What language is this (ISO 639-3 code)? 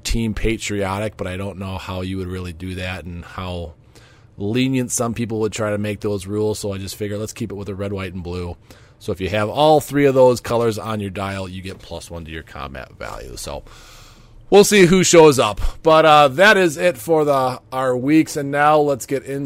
eng